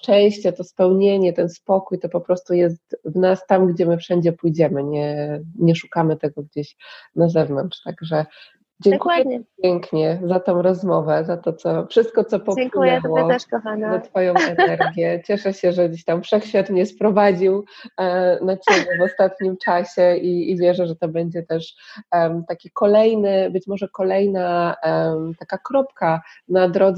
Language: Polish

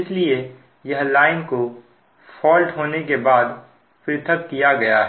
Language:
Hindi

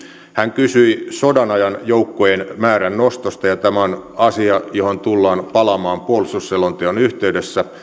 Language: Finnish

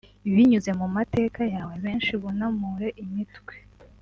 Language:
Kinyarwanda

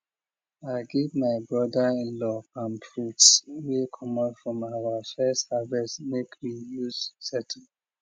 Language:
Nigerian Pidgin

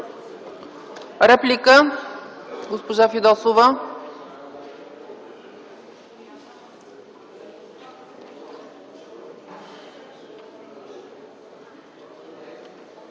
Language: Bulgarian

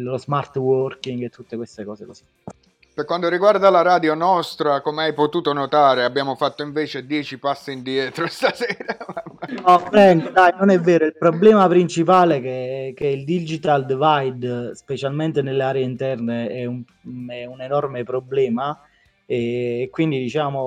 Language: Italian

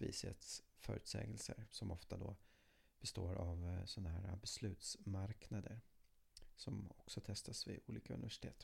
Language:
Swedish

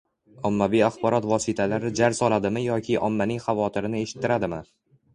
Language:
Uzbek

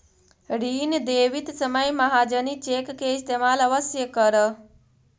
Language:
Magahi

